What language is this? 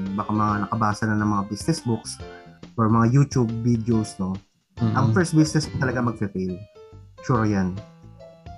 Filipino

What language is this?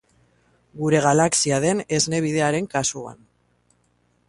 Basque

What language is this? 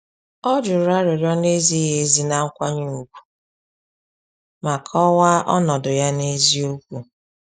Igbo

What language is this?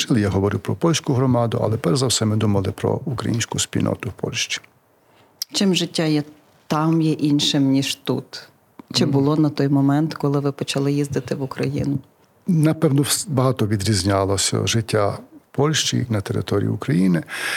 Ukrainian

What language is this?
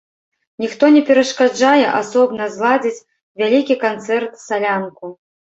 Belarusian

